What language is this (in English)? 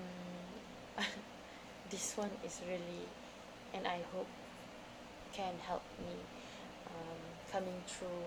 Malay